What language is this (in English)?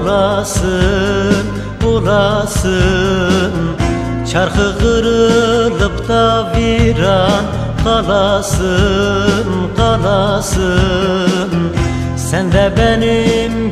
Turkish